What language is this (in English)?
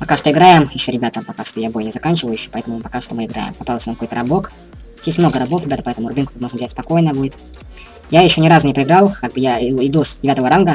Russian